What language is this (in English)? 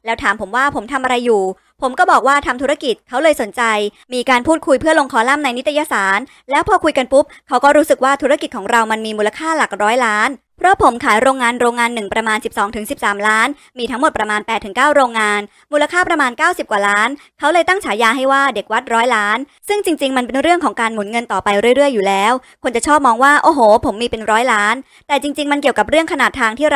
Thai